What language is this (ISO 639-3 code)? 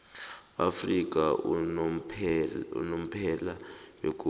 nbl